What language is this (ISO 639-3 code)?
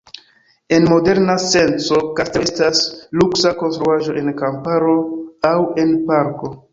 epo